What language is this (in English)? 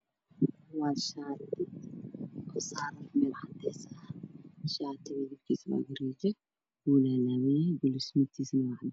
Somali